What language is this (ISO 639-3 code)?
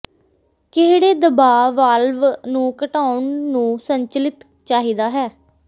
pan